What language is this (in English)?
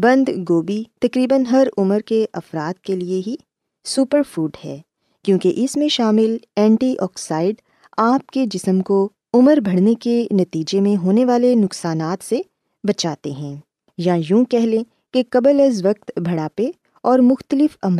Urdu